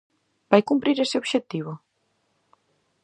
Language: Galician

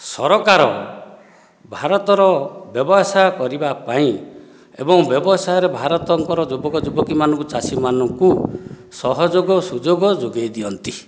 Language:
Odia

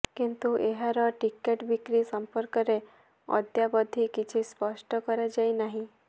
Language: Odia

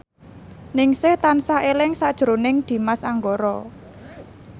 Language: Javanese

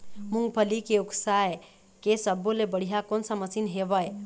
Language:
Chhattisgarhi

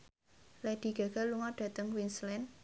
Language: Javanese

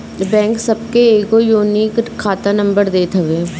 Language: Bhojpuri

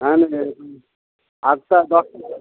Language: Odia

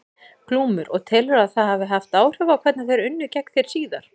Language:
Icelandic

